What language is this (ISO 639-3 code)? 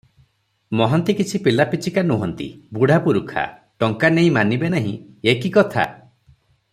ori